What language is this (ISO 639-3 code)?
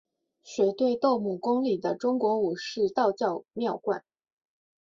zho